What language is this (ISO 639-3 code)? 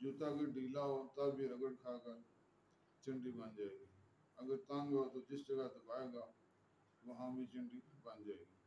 tur